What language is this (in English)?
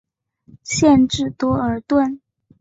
Chinese